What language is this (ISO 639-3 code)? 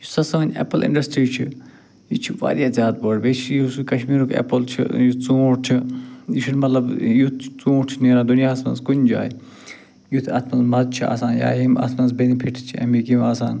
kas